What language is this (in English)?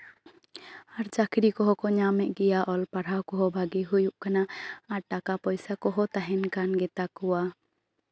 Santali